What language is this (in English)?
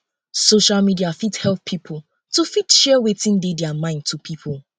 Nigerian Pidgin